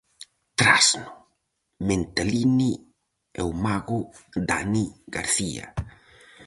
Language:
Galician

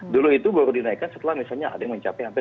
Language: Indonesian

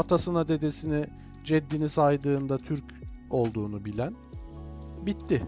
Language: Turkish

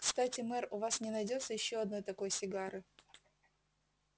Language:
Russian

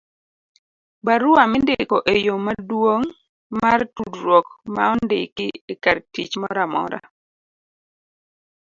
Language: Luo (Kenya and Tanzania)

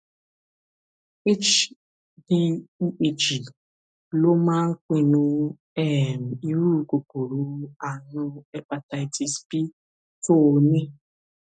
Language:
Yoruba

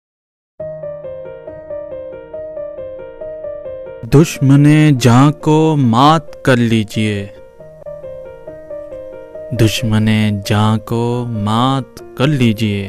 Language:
Urdu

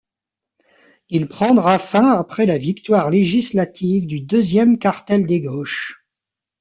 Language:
French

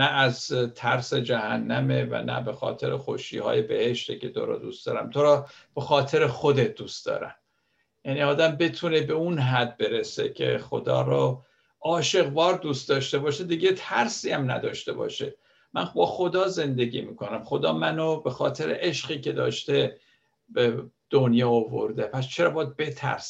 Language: Persian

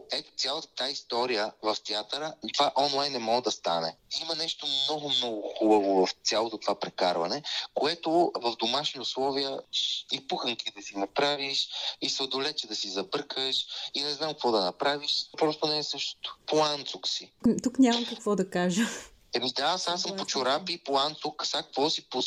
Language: Bulgarian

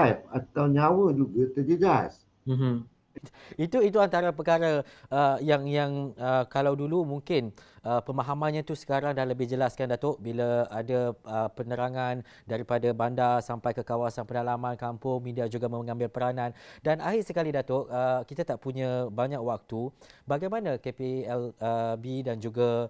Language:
Malay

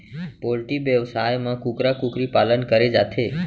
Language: Chhattisgarhi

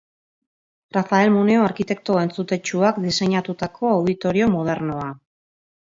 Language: Basque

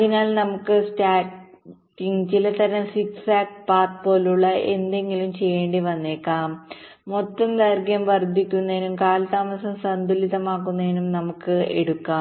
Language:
Malayalam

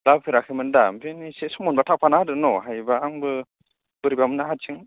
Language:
Bodo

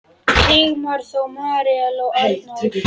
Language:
Icelandic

